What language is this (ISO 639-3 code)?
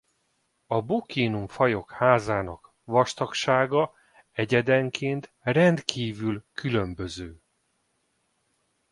hun